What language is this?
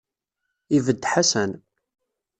Kabyle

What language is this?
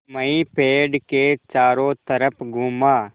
Hindi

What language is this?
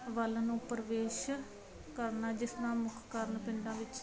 Punjabi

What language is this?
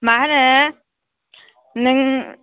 Bodo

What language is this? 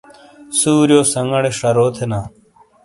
Shina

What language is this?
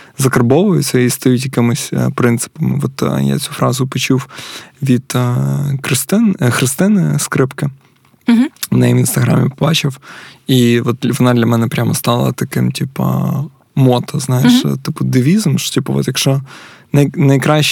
Ukrainian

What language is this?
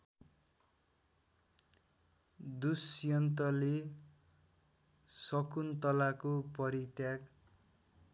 Nepali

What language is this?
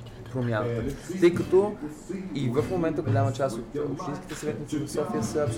Bulgarian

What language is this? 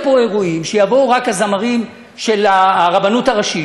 Hebrew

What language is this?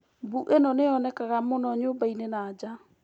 Kikuyu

